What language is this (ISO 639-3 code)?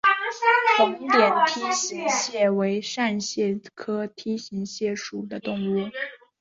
zho